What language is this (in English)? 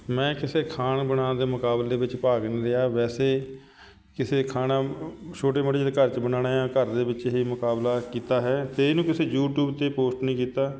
Punjabi